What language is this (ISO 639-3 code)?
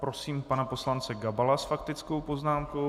ces